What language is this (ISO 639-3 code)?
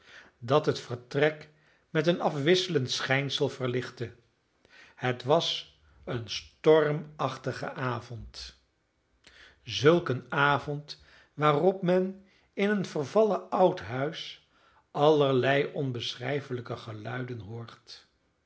nld